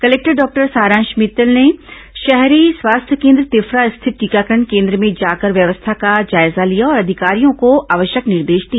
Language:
Hindi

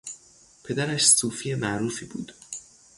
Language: Persian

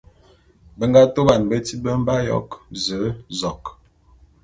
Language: Bulu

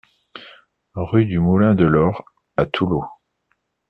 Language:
French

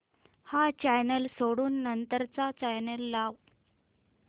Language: Marathi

